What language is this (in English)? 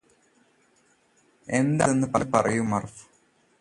Malayalam